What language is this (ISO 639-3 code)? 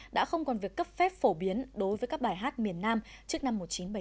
vie